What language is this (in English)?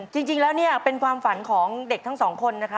Thai